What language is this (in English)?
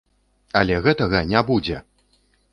Belarusian